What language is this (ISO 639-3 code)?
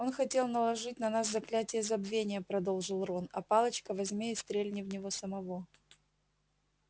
rus